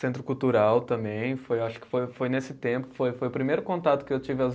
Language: Portuguese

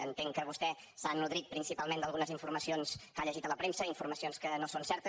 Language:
Catalan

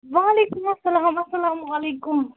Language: Kashmiri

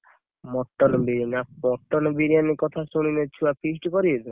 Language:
Odia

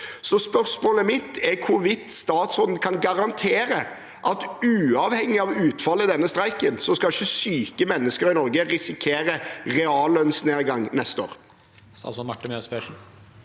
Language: Norwegian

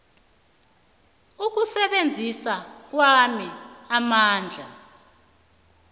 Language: South Ndebele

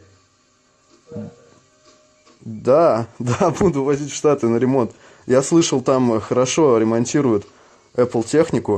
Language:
Russian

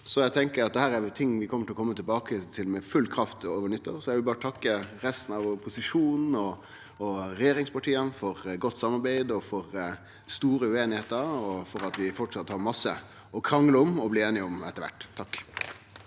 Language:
Norwegian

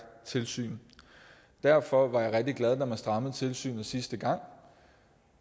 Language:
Danish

